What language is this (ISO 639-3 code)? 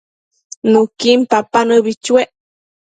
mcf